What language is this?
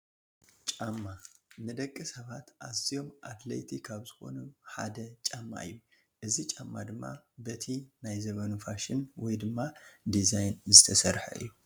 Tigrinya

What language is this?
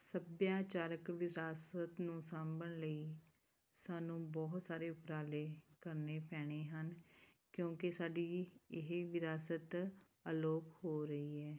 Punjabi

